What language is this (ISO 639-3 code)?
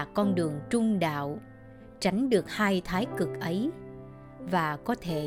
vie